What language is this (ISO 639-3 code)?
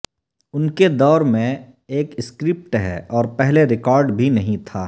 urd